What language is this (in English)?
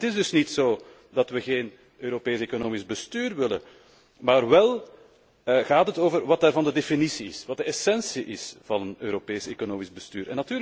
Dutch